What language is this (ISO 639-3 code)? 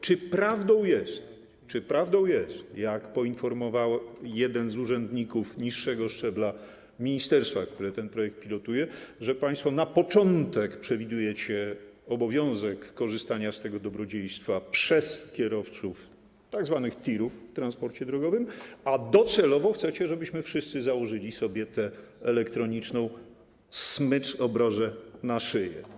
pol